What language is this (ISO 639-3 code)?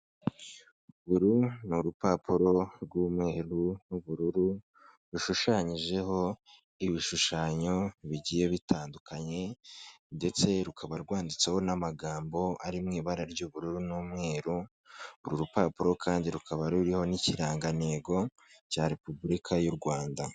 kin